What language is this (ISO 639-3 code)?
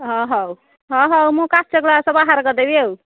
ori